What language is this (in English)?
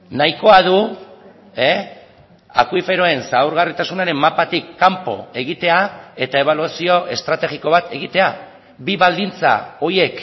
Basque